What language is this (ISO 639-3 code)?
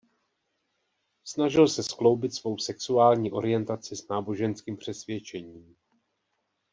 ces